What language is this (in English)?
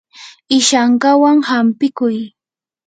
Yanahuanca Pasco Quechua